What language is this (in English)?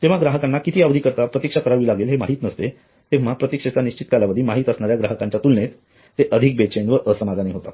Marathi